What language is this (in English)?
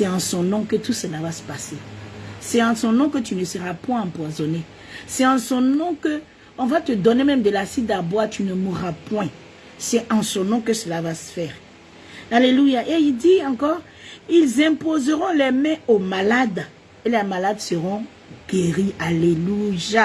French